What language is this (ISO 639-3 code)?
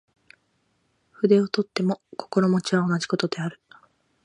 jpn